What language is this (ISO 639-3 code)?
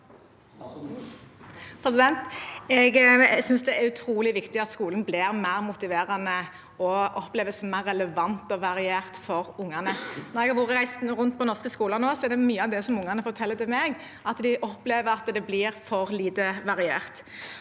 nor